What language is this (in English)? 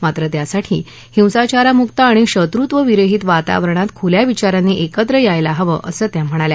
Marathi